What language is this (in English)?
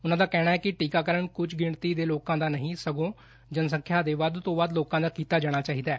Punjabi